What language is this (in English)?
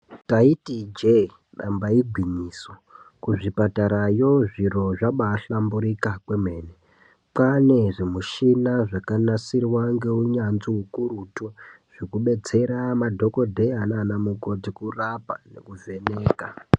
Ndau